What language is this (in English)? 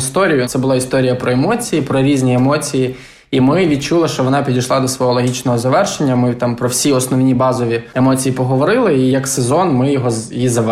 Ukrainian